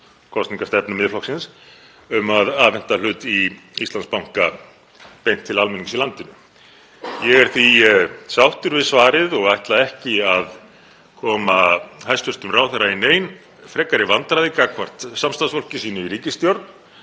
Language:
Icelandic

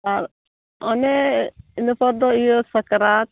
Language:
Santali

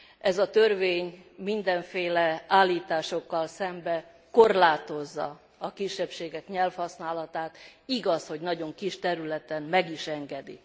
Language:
Hungarian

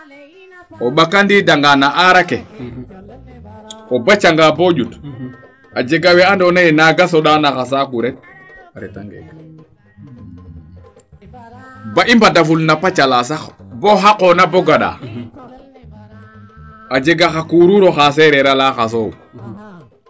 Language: Serer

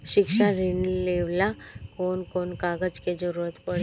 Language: Bhojpuri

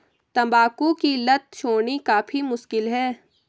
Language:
Hindi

